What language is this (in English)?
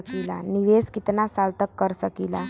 Bhojpuri